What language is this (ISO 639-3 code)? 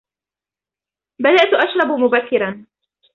ara